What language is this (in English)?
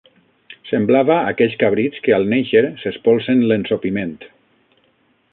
Catalan